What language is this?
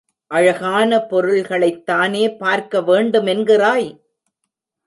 Tamil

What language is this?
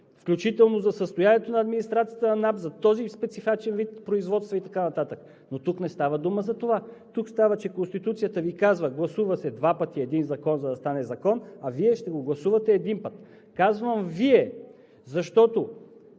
Bulgarian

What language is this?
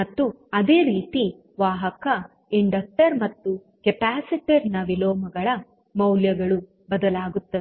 Kannada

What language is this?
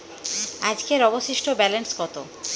Bangla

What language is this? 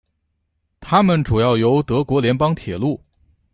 Chinese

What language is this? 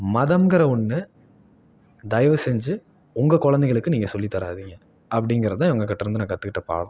Tamil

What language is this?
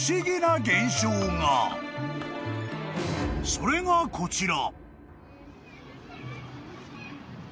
Japanese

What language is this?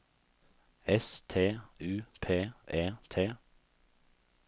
Norwegian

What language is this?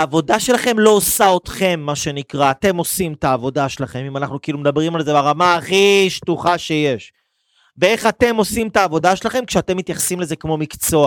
Hebrew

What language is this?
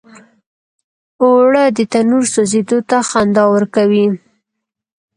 Pashto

